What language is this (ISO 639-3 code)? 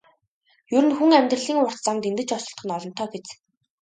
mon